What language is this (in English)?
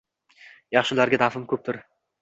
Uzbek